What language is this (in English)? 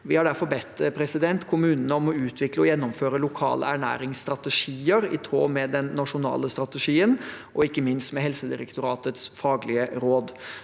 Norwegian